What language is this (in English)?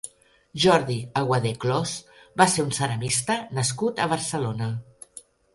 Catalan